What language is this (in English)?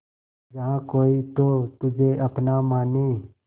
Hindi